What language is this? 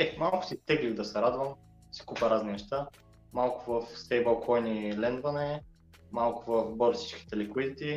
Bulgarian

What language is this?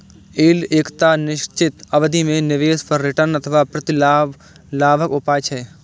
Maithili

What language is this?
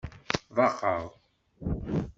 Kabyle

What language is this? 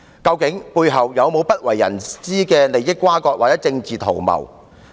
Cantonese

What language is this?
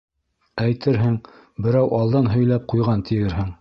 Bashkir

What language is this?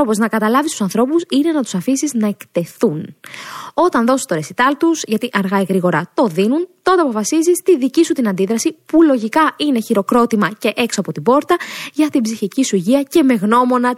Greek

